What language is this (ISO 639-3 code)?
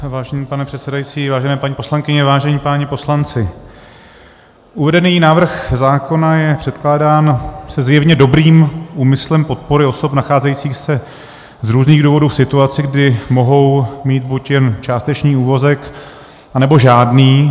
ces